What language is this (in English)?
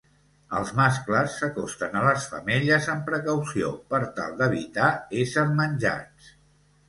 Catalan